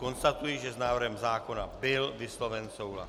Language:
Czech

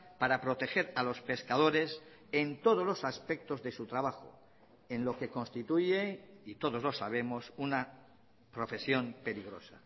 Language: Spanish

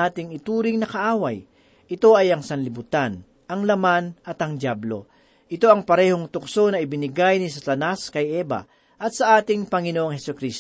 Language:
Filipino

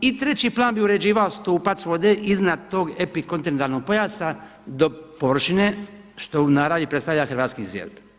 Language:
Croatian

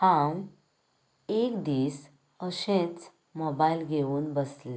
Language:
Konkani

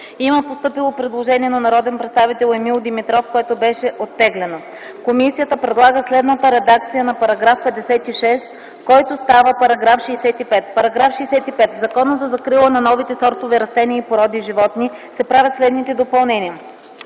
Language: Bulgarian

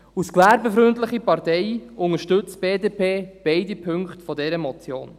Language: Swiss German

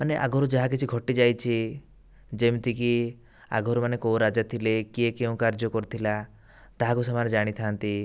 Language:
Odia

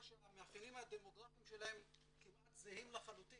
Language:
Hebrew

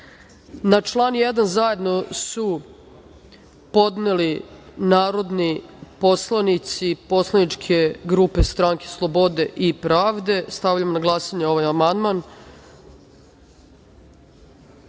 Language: Serbian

